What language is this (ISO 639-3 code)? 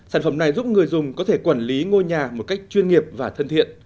vie